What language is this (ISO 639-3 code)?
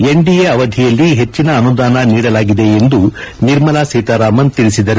kan